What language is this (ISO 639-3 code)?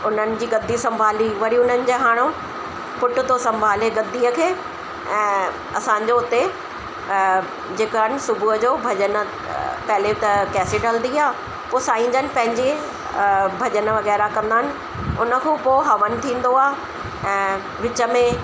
snd